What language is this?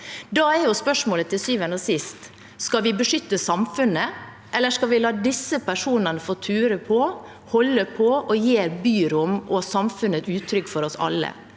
Norwegian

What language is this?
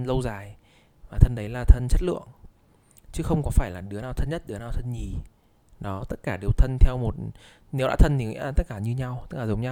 Vietnamese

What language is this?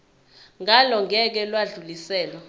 Zulu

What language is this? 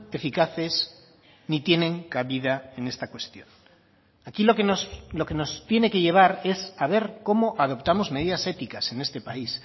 Spanish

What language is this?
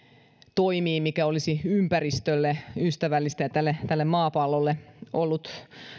Finnish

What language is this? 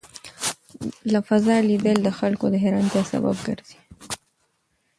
Pashto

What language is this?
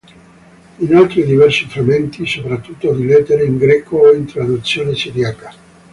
Italian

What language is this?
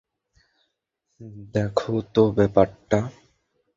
Bangla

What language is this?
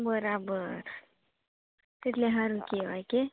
Gujarati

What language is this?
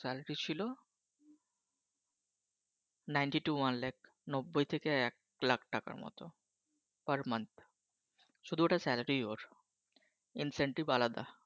Bangla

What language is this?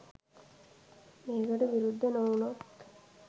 Sinhala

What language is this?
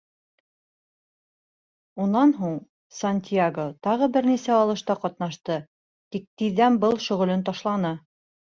Bashkir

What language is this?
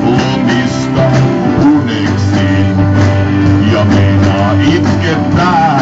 Finnish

